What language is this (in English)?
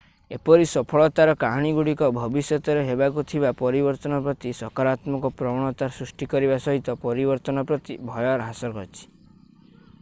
Odia